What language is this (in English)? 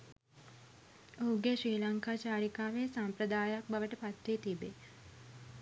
Sinhala